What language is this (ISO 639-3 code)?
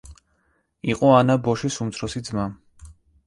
kat